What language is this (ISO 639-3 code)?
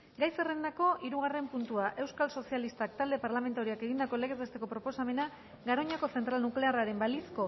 eus